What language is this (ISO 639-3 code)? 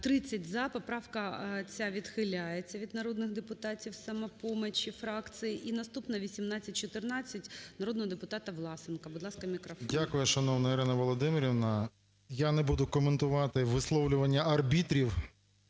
ukr